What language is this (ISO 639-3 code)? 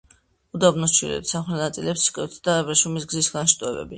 kat